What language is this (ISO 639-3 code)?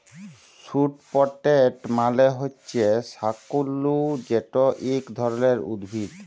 ben